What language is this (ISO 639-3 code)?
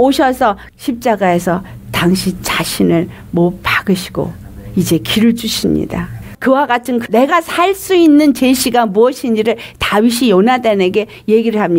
kor